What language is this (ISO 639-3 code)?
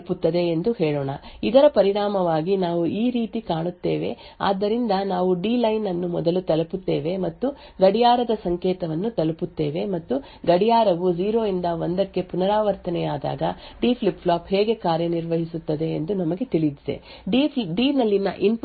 kan